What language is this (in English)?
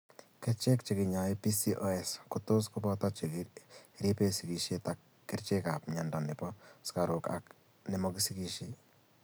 Kalenjin